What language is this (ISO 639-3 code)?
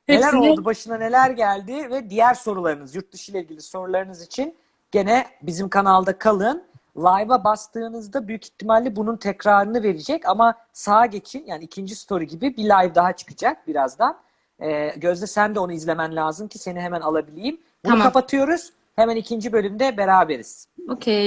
tur